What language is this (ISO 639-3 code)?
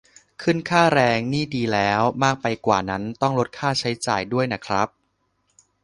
tha